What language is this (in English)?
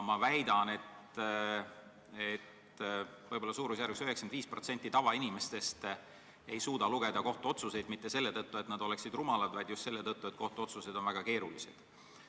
Estonian